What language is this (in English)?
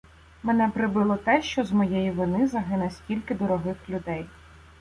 Ukrainian